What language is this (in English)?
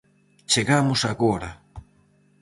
Galician